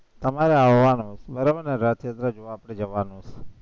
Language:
Gujarati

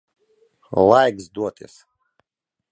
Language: Latvian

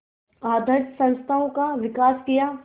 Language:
Hindi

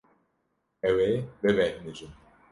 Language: Kurdish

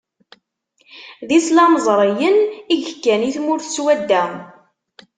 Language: Kabyle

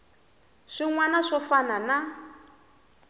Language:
Tsonga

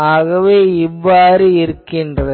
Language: Tamil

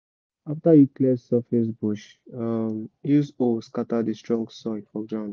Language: Nigerian Pidgin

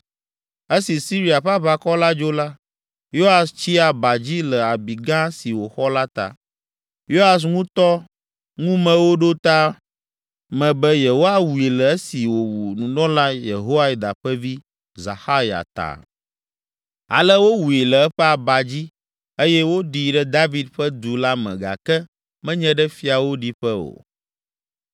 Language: Ewe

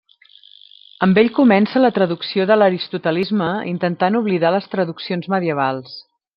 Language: Catalan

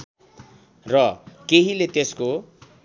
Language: Nepali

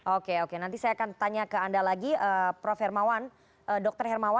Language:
Indonesian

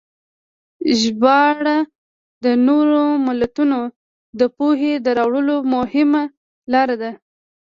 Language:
Pashto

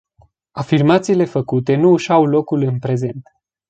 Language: Romanian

